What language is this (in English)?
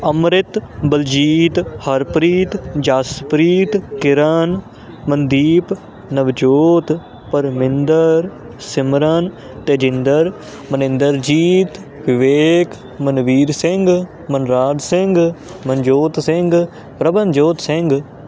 Punjabi